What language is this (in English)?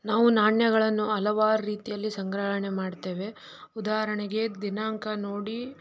Kannada